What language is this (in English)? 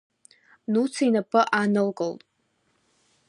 Abkhazian